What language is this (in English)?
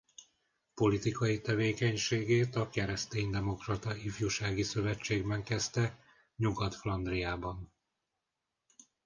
Hungarian